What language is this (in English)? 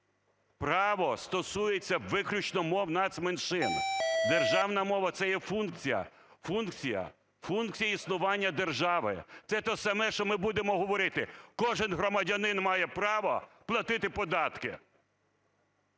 Ukrainian